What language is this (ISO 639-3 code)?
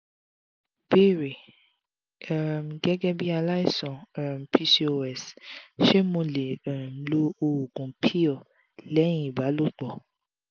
yor